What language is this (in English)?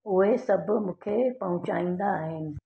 Sindhi